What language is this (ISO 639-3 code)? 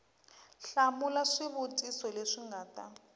tso